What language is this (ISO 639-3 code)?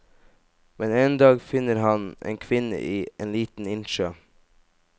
nor